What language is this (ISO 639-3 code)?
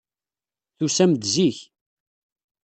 kab